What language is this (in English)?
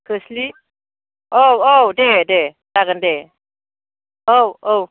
Bodo